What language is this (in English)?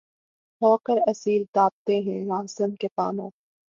Urdu